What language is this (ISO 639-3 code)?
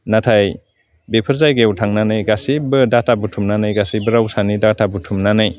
brx